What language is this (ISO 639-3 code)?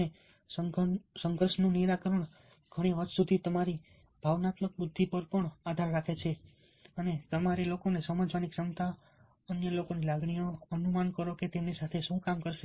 guj